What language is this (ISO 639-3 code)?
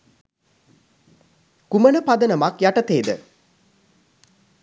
sin